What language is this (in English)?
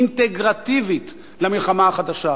Hebrew